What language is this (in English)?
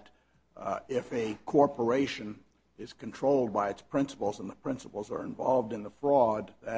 English